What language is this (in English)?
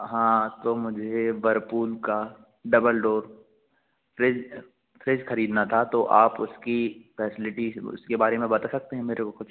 Hindi